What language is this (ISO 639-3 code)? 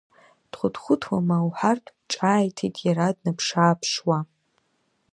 abk